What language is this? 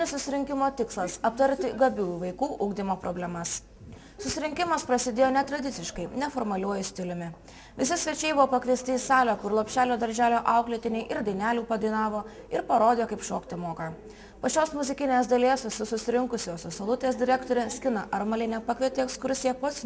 Lithuanian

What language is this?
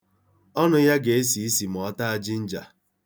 Igbo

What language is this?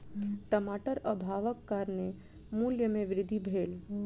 Maithili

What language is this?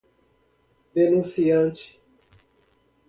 Portuguese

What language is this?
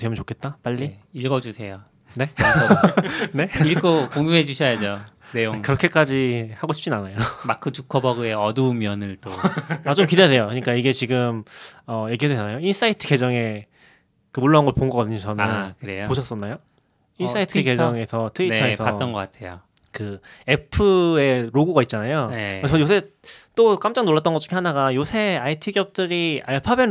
Korean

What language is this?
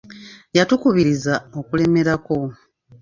Ganda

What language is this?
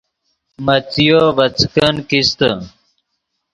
Yidgha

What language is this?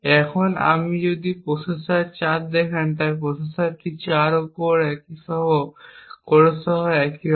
Bangla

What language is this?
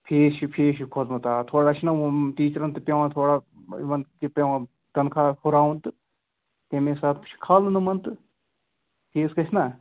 Kashmiri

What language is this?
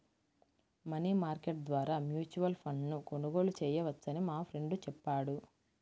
Telugu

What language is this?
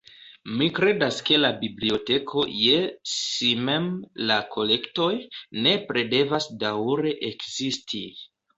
Esperanto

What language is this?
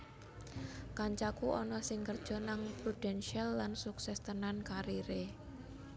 Javanese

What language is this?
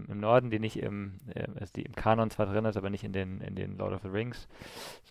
German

